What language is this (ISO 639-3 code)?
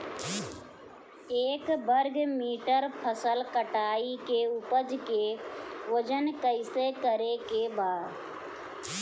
bho